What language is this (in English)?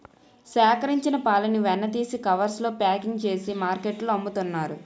Telugu